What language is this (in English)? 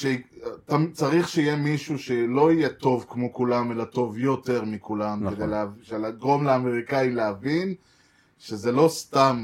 Hebrew